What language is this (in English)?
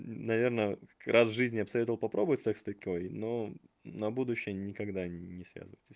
Russian